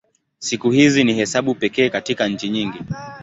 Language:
Swahili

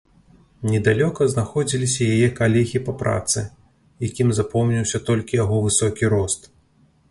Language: Belarusian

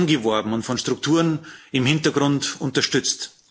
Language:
German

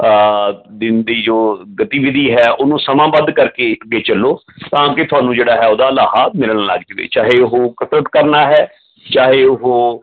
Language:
Punjabi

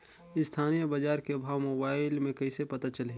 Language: Chhattisgarhi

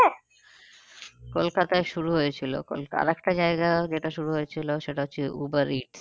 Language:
Bangla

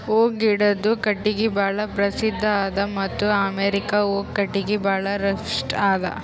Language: Kannada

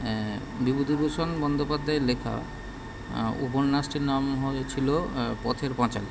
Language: Bangla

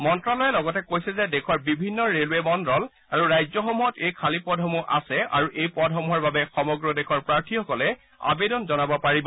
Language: Assamese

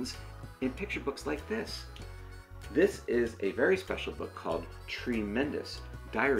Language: English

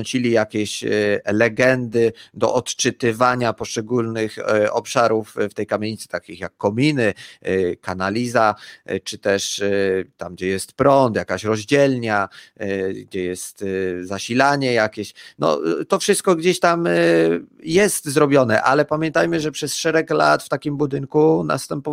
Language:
Polish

